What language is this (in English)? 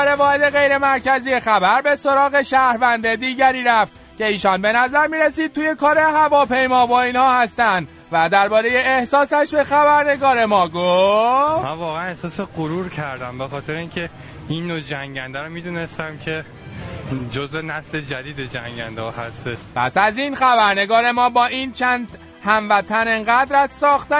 Persian